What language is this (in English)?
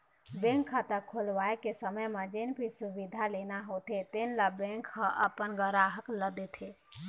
Chhattisgarhi